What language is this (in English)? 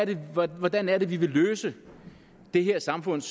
Danish